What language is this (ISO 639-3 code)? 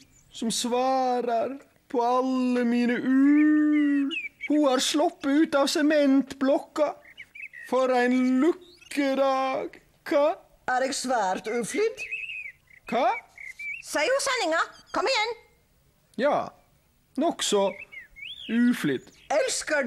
nor